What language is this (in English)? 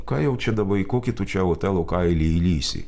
Lithuanian